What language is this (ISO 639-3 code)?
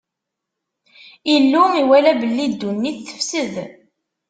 kab